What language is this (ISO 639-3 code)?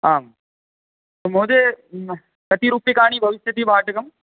san